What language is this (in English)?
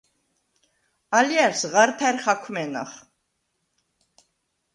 Svan